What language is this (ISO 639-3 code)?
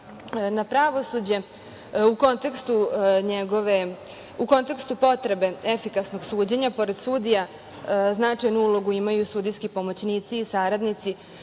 srp